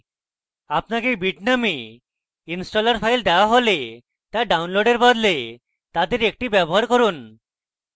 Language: Bangla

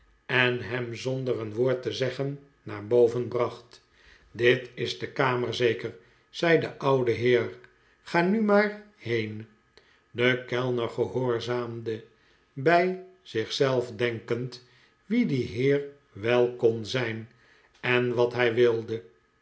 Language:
Dutch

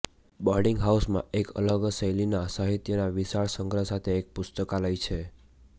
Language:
Gujarati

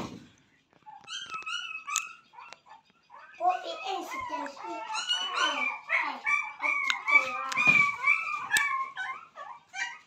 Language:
Indonesian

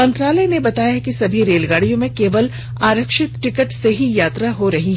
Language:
Hindi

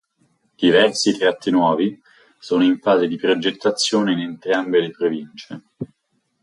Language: Italian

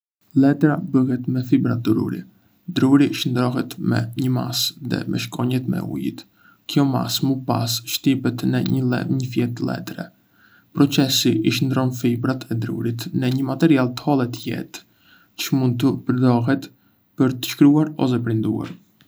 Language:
Arbëreshë Albanian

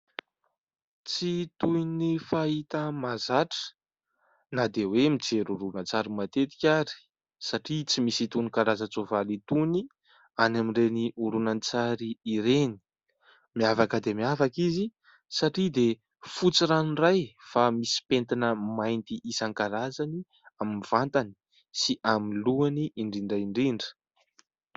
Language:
Malagasy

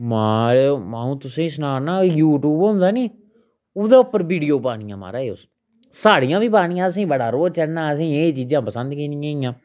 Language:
Dogri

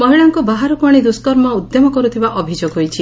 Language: Odia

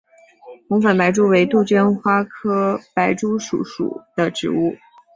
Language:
Chinese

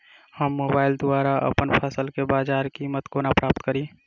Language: Maithili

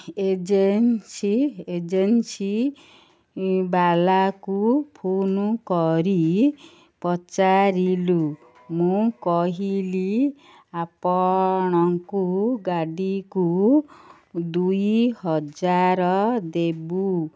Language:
Odia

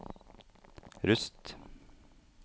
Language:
Norwegian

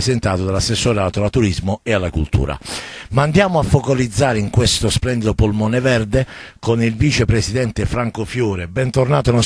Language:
Italian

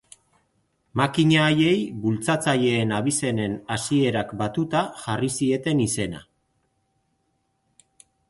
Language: Basque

